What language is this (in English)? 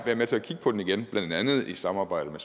Danish